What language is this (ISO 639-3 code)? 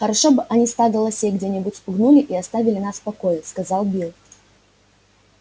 rus